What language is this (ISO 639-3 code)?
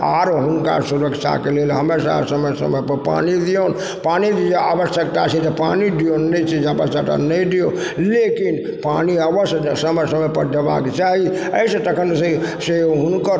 mai